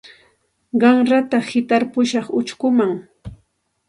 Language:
Santa Ana de Tusi Pasco Quechua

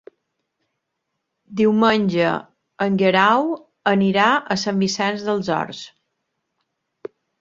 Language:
Catalan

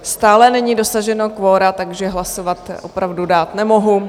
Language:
Czech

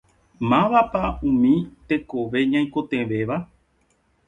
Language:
Guarani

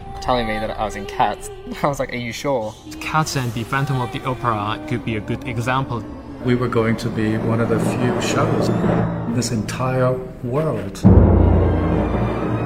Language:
Persian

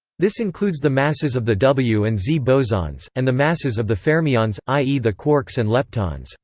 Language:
English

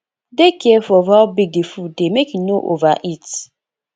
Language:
Nigerian Pidgin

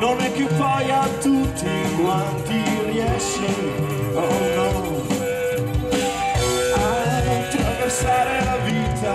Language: Romanian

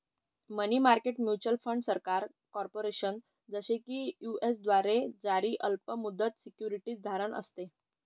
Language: Marathi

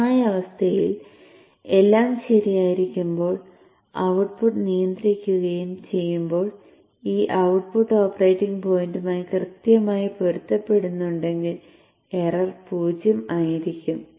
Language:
Malayalam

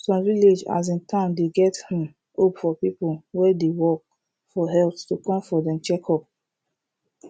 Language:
Nigerian Pidgin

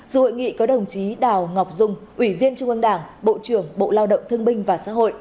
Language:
Vietnamese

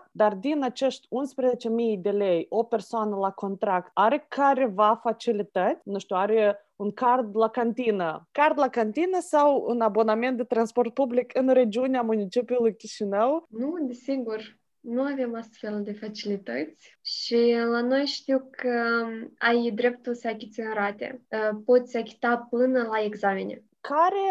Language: Romanian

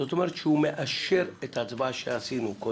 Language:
Hebrew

